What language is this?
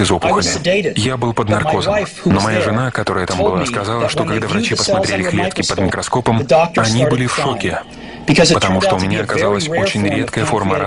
Russian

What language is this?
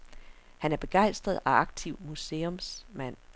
Danish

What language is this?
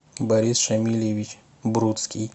Russian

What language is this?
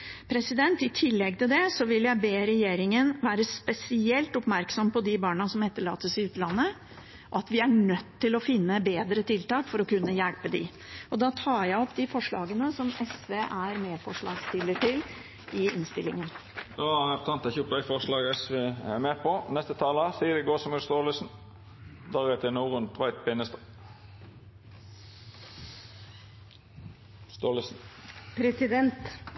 Norwegian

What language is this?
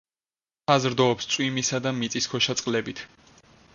Georgian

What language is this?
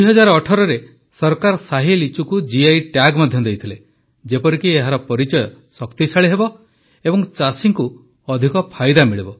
Odia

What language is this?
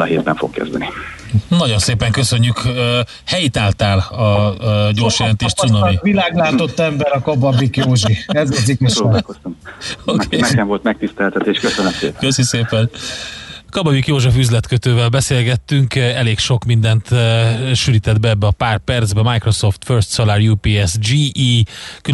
Hungarian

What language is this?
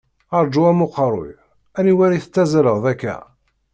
Kabyle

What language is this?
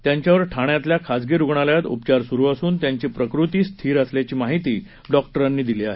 Marathi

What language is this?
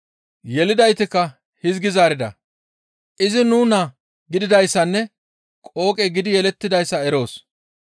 Gamo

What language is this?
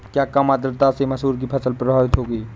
Hindi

